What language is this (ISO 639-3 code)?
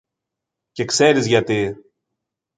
ell